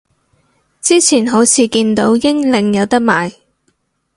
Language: Cantonese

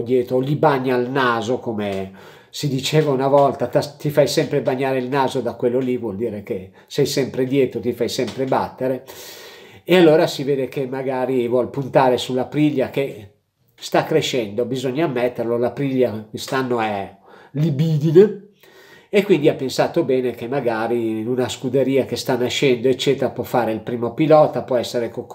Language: Italian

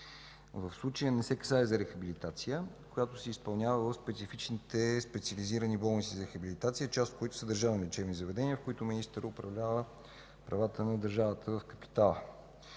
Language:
Bulgarian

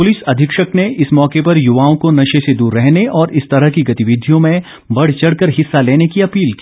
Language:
Hindi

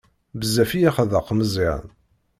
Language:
Kabyle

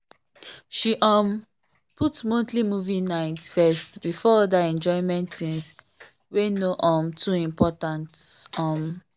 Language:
Nigerian Pidgin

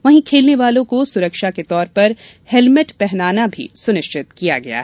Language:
Hindi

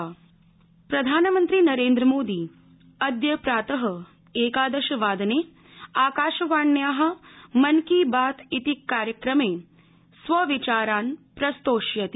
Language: Sanskrit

